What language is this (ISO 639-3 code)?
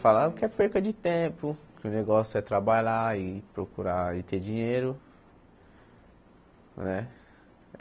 por